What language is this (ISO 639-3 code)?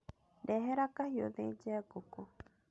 kik